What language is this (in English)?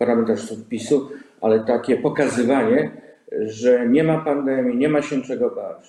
Polish